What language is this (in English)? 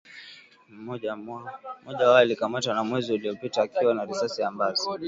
Swahili